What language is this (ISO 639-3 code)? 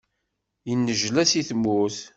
kab